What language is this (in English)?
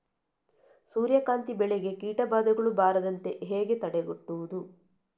Kannada